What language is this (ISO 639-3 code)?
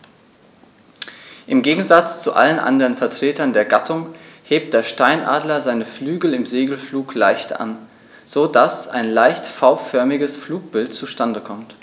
deu